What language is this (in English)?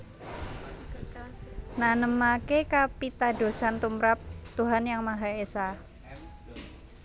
Javanese